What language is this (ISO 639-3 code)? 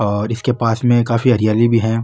mwr